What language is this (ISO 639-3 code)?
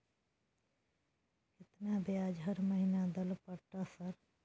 mai